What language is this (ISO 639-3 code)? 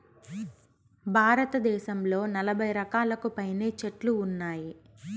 tel